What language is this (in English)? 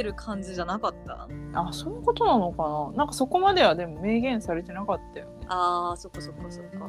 Japanese